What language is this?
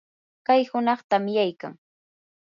Yanahuanca Pasco Quechua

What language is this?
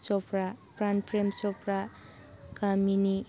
Manipuri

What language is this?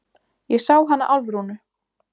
Icelandic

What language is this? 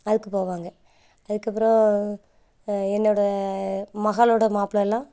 Tamil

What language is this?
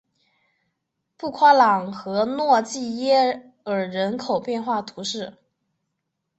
Chinese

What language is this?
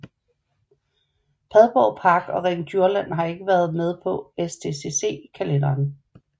Danish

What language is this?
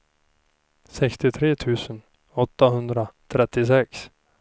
Swedish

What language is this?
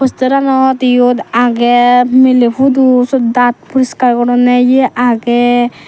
Chakma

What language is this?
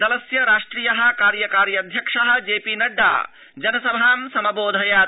Sanskrit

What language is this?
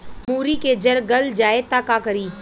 Bhojpuri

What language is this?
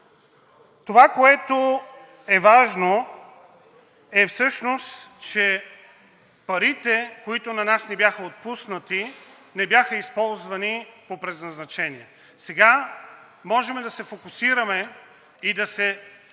Bulgarian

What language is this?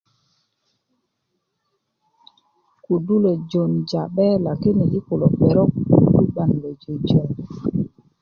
Kuku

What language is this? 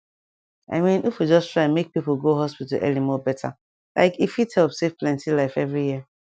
Nigerian Pidgin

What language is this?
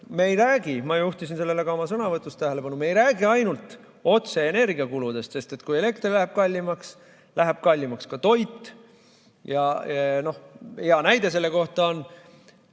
Estonian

